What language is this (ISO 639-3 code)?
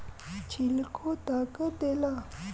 bho